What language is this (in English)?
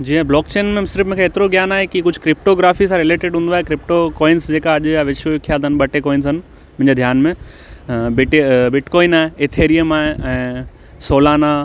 Sindhi